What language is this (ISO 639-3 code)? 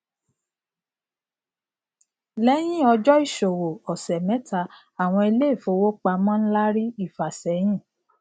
yor